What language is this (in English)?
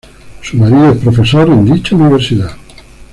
Spanish